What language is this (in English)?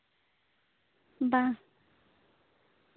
Santali